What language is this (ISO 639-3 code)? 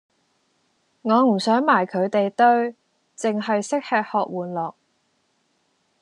yue